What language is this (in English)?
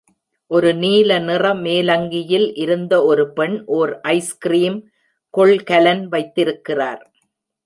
Tamil